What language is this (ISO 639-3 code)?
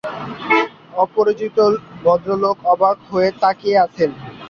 ben